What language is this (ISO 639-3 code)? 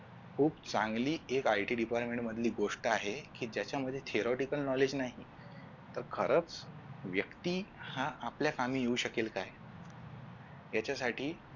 mar